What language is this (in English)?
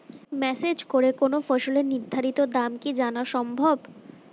Bangla